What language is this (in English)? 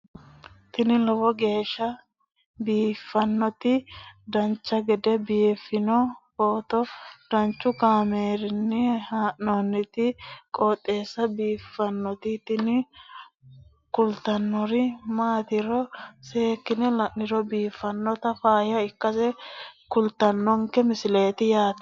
Sidamo